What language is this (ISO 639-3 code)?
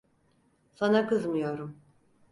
tur